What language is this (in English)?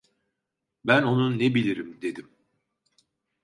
Turkish